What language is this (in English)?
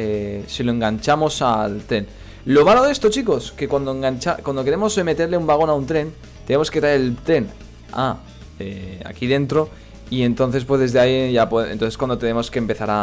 Spanish